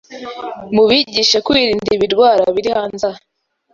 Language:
Kinyarwanda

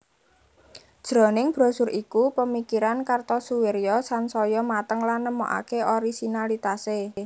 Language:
Javanese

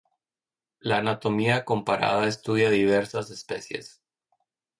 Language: Spanish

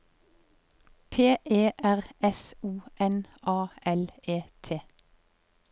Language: Norwegian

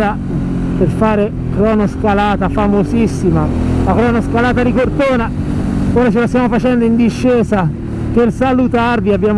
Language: Italian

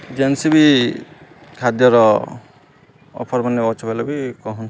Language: Odia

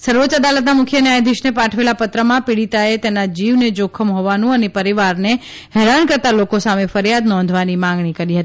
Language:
Gujarati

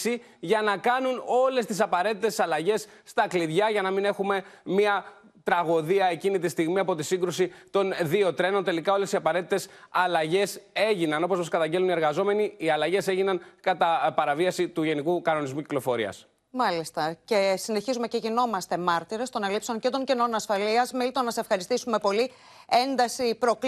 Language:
Greek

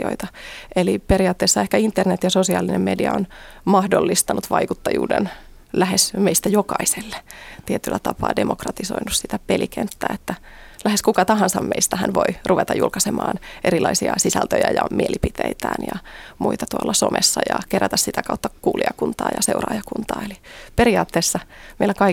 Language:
Finnish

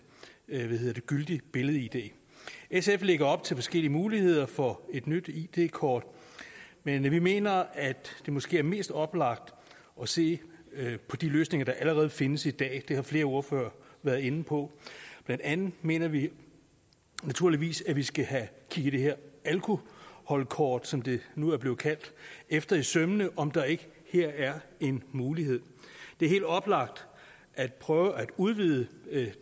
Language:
Danish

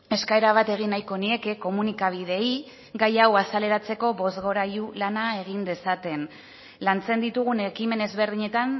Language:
Basque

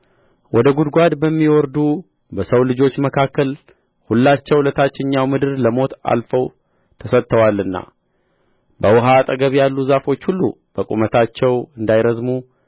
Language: Amharic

